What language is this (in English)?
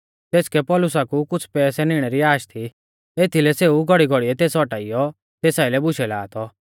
Mahasu Pahari